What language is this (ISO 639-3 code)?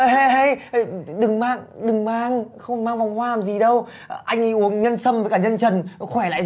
vie